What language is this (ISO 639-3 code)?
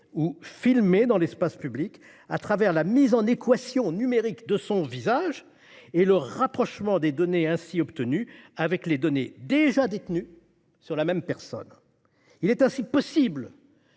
fra